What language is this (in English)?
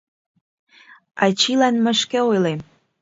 Mari